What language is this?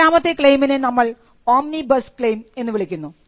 Malayalam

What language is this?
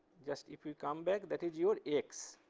English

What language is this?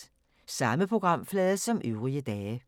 Danish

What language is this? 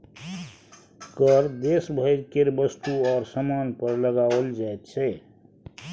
Maithili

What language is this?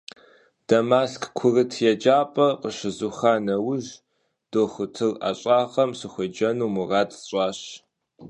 Kabardian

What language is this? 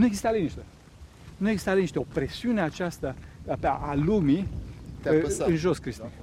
Romanian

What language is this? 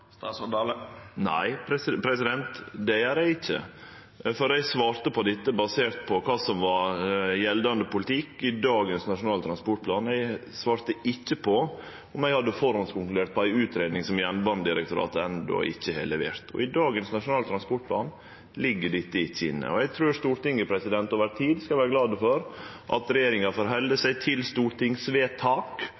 Norwegian Nynorsk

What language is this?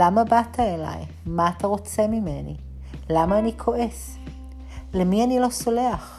Hebrew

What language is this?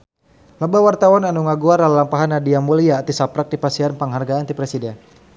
Sundanese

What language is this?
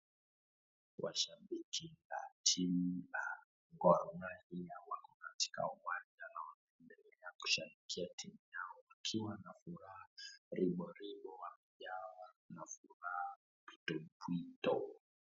Swahili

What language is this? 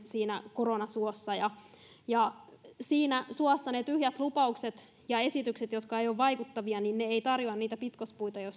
Finnish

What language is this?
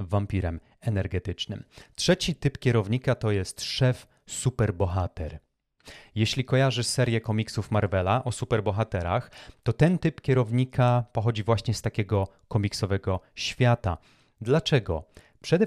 Polish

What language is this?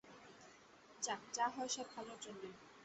Bangla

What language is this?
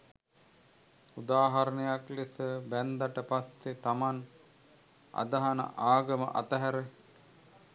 Sinhala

